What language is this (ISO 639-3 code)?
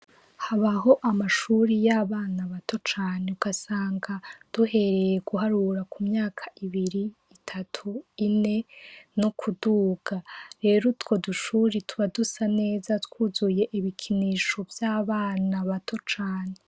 run